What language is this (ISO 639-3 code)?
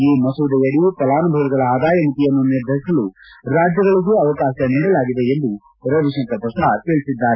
kan